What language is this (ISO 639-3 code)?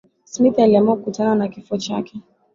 swa